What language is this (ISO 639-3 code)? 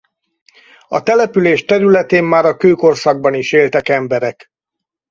hun